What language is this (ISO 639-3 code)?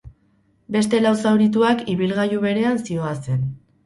eus